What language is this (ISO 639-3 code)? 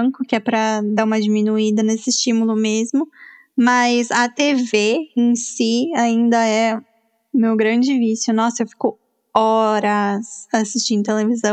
por